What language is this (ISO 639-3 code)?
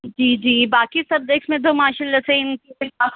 urd